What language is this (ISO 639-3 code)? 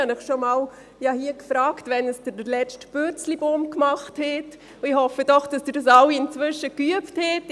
gsw